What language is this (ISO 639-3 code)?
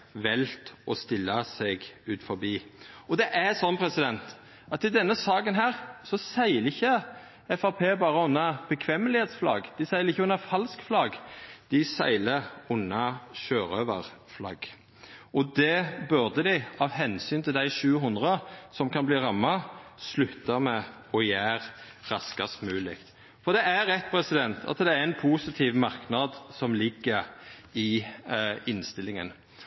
nno